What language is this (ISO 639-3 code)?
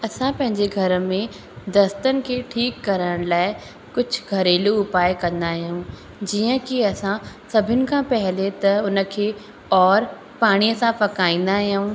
snd